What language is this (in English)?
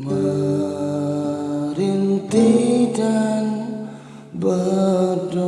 Indonesian